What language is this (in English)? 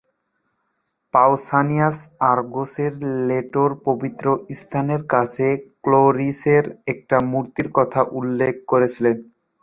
Bangla